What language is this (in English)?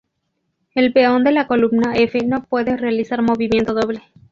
Spanish